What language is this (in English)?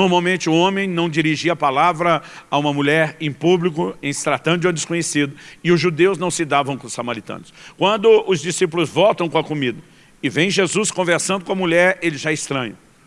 Portuguese